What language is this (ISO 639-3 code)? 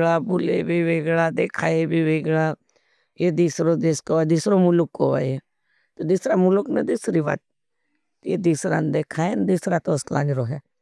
bhb